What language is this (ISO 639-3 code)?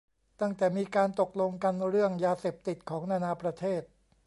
tha